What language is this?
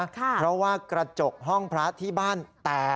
Thai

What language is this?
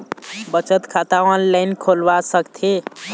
Chhattisgarhi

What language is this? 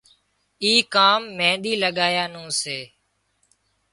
Wadiyara Koli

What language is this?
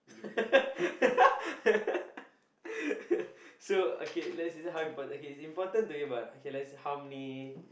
English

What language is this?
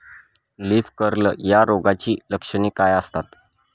Marathi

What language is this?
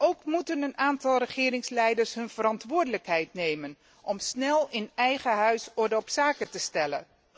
Dutch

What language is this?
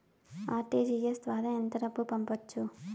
Telugu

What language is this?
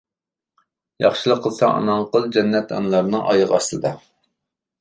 Uyghur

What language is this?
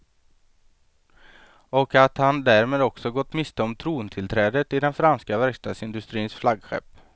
Swedish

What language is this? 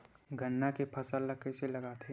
Chhattisgarhi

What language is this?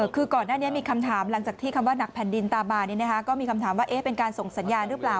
Thai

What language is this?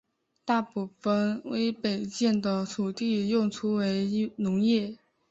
Chinese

